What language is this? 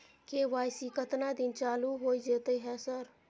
Maithili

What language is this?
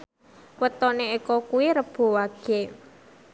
Javanese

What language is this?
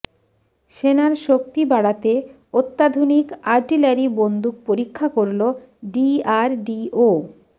Bangla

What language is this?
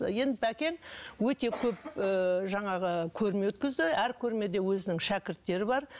Kazakh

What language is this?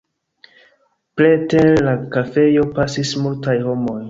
Esperanto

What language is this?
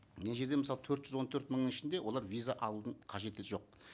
Kazakh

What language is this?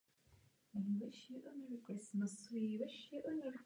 Czech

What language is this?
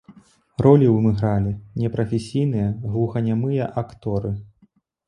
Belarusian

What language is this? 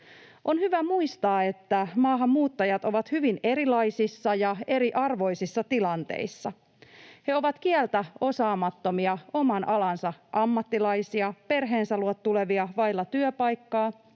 Finnish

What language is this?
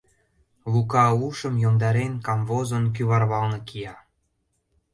Mari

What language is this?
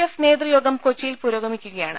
Malayalam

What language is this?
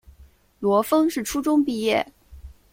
Chinese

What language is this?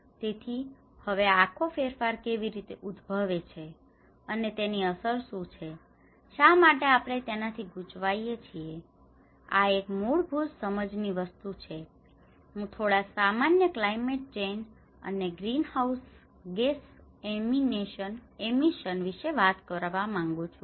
Gujarati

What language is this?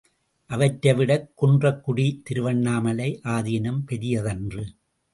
Tamil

